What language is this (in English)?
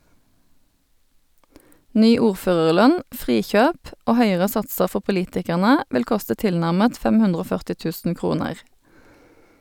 Norwegian